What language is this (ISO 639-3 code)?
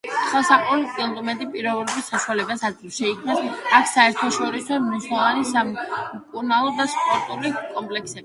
kat